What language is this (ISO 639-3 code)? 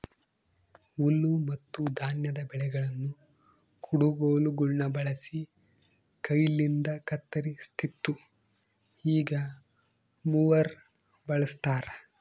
kan